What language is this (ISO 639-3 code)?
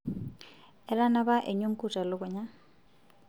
mas